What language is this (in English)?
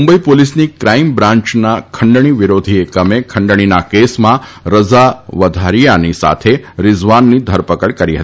Gujarati